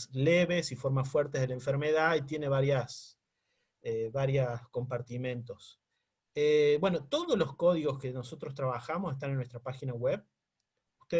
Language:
Spanish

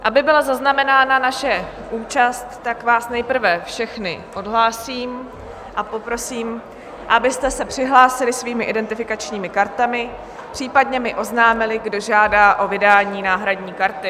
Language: Czech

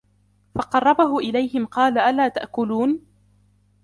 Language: Arabic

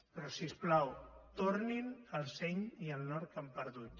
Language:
Catalan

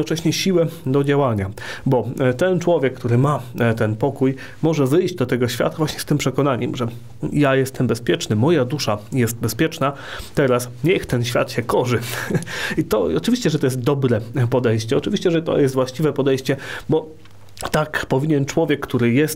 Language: Polish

